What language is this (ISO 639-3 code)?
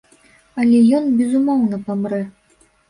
bel